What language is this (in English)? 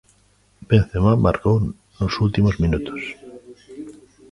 Galician